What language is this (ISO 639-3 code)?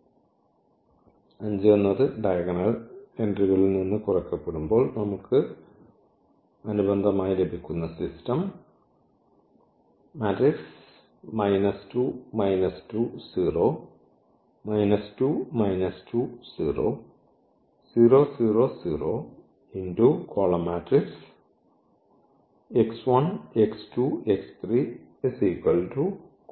mal